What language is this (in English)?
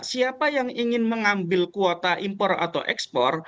Indonesian